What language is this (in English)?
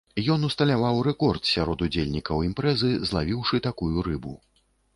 Belarusian